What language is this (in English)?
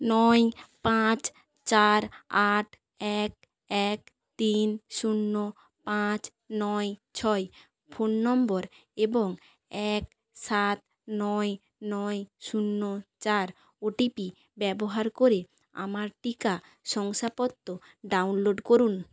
Bangla